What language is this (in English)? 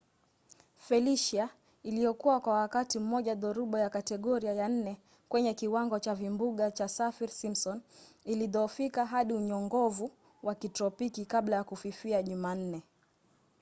Swahili